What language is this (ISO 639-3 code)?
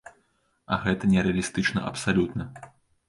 bel